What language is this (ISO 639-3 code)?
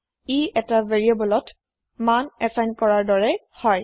asm